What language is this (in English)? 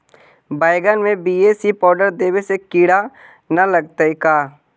Magahi